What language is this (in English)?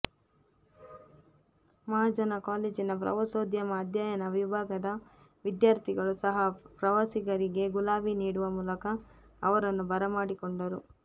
Kannada